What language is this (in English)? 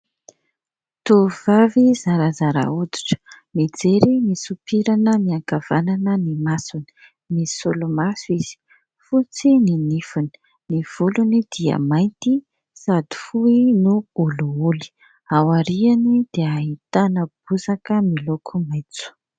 Malagasy